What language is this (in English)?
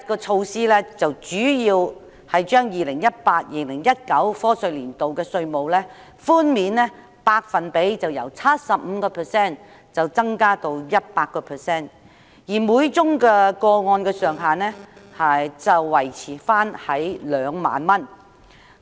Cantonese